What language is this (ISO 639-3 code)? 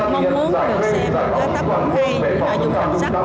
vie